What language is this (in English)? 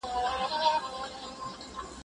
Pashto